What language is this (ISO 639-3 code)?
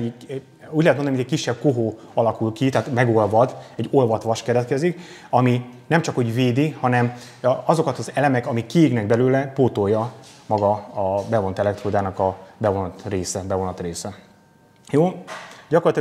hun